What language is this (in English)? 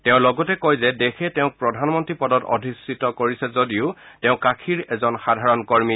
Assamese